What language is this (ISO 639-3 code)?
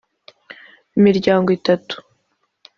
kin